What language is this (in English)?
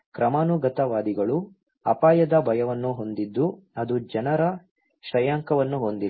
Kannada